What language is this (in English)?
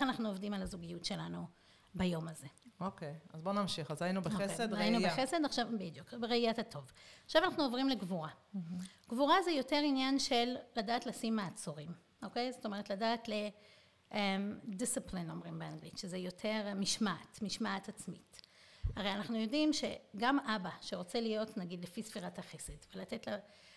Hebrew